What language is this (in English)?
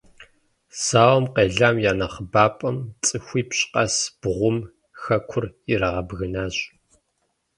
Kabardian